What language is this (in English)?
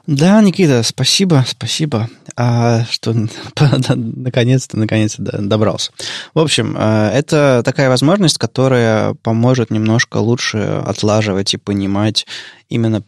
Russian